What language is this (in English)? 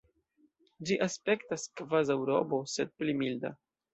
Esperanto